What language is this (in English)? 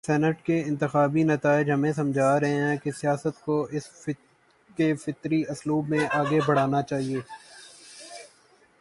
Urdu